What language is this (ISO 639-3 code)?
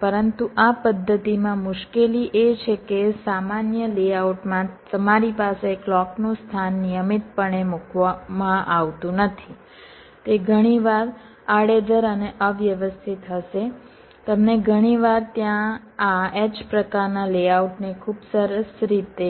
guj